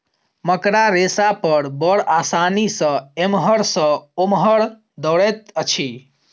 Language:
Maithili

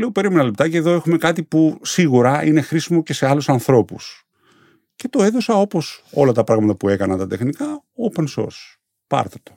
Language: Greek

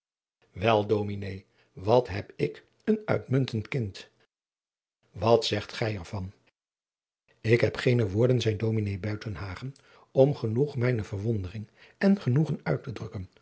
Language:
Dutch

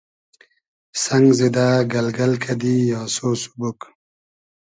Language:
Hazaragi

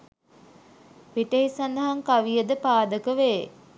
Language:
Sinhala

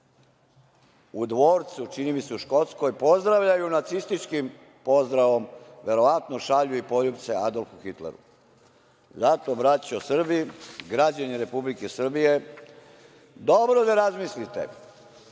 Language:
Serbian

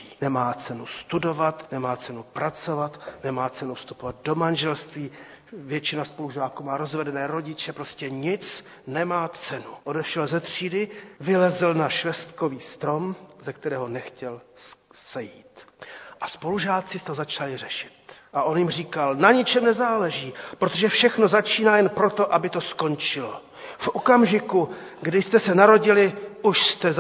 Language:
Czech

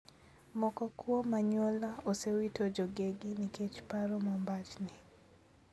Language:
Luo (Kenya and Tanzania)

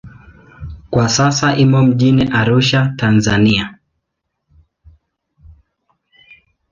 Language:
Swahili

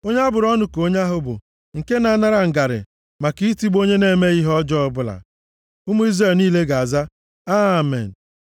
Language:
Igbo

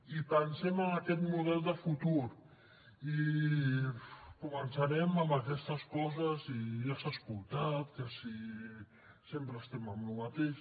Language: Catalan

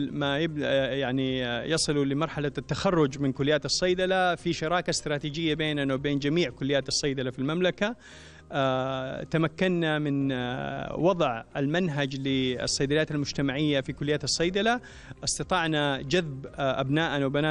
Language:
Arabic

